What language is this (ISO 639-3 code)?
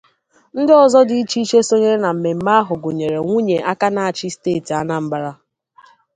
ibo